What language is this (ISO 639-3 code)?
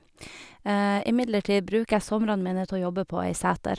nor